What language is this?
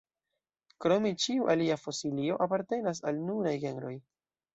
Esperanto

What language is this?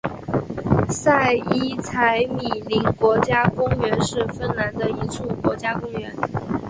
Chinese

